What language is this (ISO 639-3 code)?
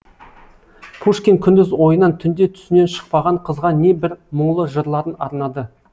kaz